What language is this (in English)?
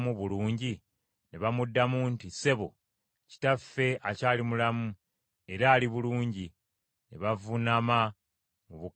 Ganda